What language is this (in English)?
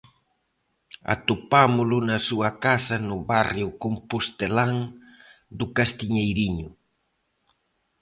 Galician